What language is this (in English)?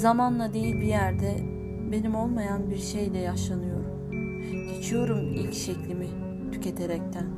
Turkish